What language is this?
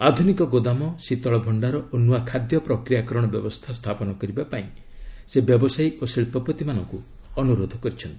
Odia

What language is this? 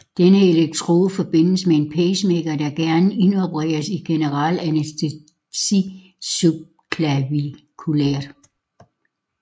Danish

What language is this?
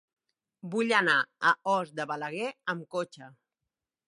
Catalan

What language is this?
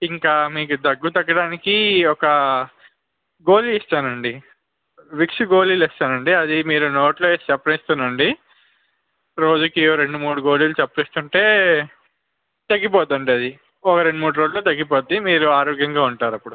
Telugu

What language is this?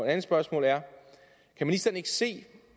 Danish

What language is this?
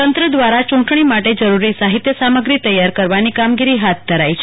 Gujarati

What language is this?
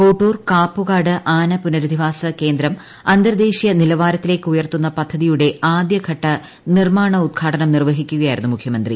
Malayalam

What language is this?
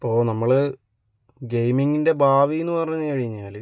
Malayalam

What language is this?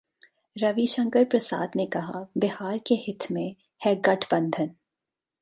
Hindi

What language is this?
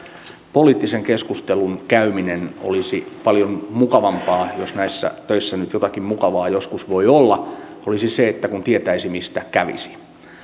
Finnish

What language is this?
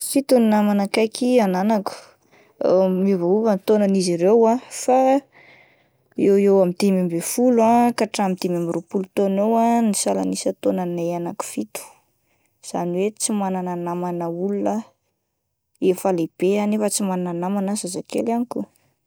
Malagasy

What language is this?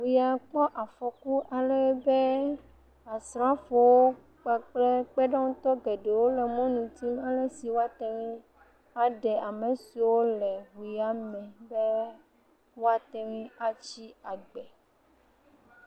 Ewe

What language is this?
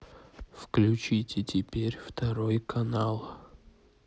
Russian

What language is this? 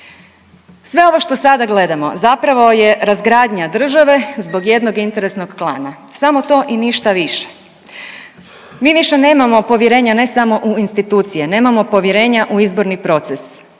Croatian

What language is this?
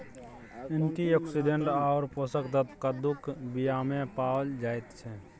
Maithili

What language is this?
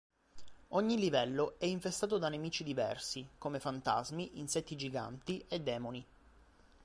Italian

